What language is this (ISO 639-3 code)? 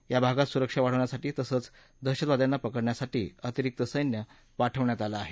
mar